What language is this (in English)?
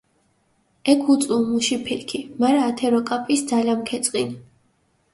Mingrelian